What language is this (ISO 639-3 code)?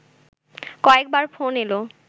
ben